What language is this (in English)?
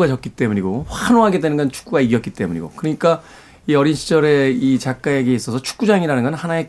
Korean